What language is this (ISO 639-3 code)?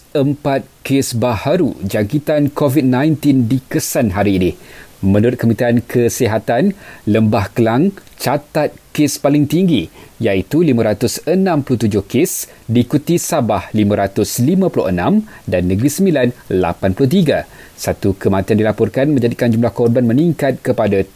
msa